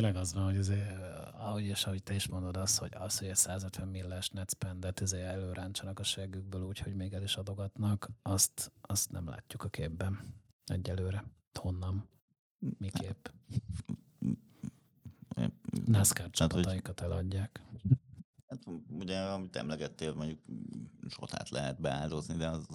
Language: Hungarian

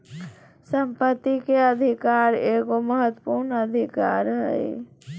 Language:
Magahi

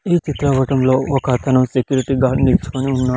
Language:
Telugu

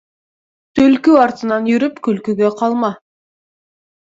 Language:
Bashkir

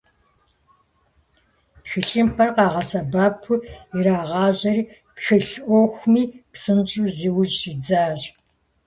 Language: Kabardian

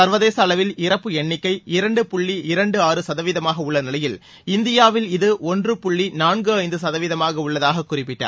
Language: Tamil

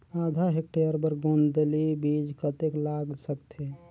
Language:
Chhattisgarhi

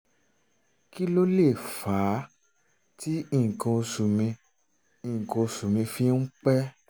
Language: Yoruba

